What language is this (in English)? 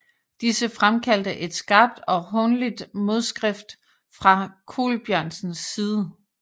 Danish